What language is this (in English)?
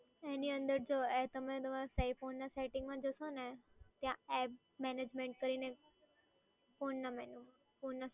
Gujarati